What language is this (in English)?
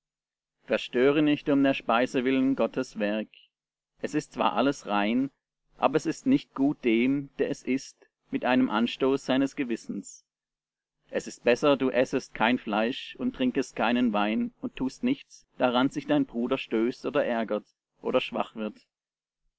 German